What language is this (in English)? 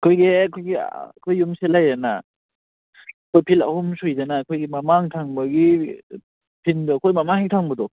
Manipuri